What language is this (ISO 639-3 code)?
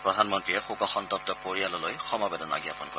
asm